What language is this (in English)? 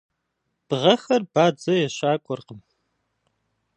Kabardian